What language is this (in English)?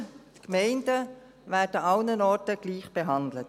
Swiss German